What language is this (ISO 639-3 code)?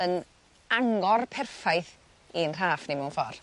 cym